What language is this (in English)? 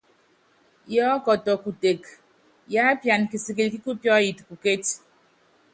Yangben